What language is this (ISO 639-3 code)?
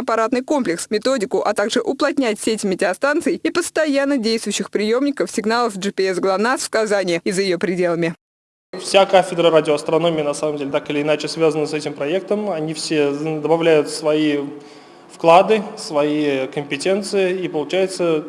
rus